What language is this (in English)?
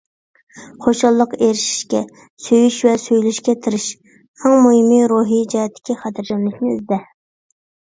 Uyghur